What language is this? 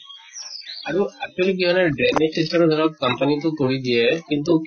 Assamese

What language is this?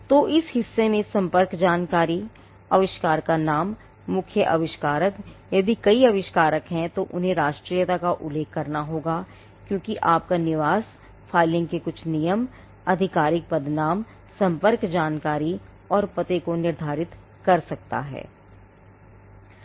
Hindi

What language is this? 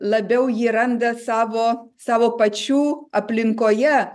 Lithuanian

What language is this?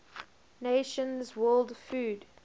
English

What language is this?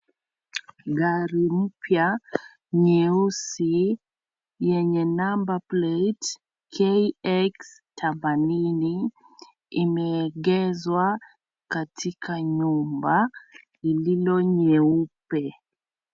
Swahili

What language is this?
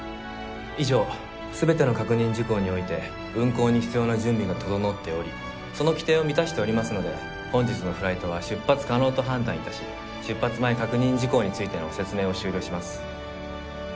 Japanese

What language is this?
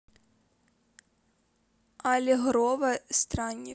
Russian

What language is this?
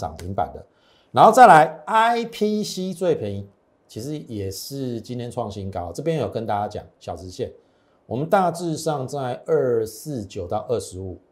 Chinese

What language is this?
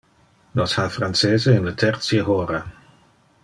Interlingua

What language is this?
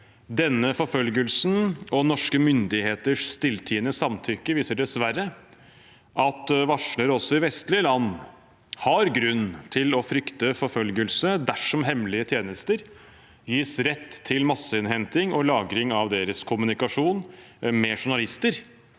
Norwegian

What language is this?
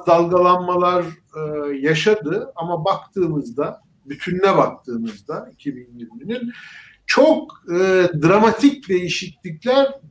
Turkish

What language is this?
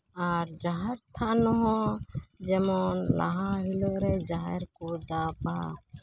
Santali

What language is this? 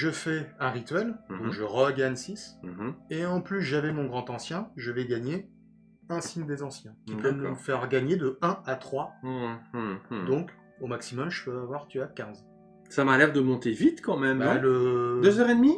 French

